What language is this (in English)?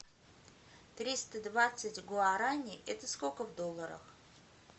Russian